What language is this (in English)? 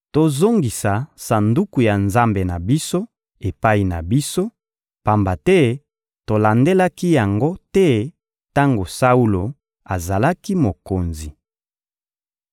Lingala